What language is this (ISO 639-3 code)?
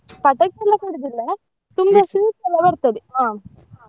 kan